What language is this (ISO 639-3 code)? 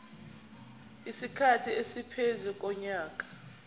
zul